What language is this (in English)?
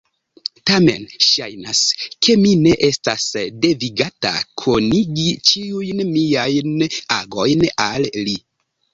Esperanto